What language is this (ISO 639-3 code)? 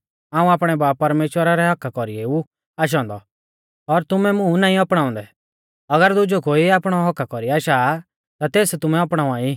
bfz